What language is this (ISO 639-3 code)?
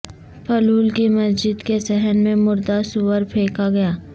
urd